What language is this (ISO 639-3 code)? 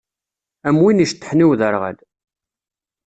kab